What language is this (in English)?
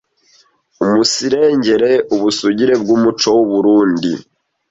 Kinyarwanda